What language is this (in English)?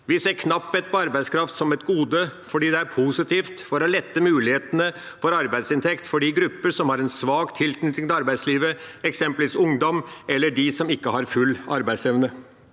Norwegian